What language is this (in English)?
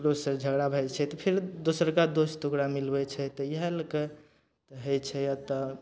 Maithili